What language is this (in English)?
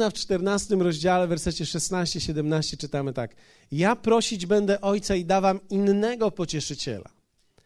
Polish